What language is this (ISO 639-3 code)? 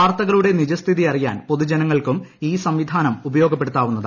mal